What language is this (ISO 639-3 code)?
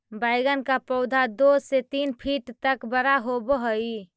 mag